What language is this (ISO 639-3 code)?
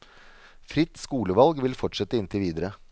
nor